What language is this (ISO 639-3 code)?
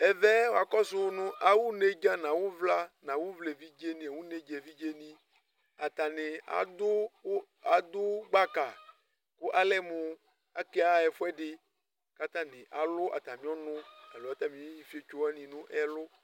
kpo